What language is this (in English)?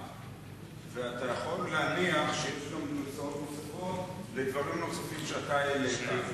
Hebrew